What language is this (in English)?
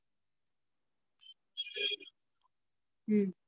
Tamil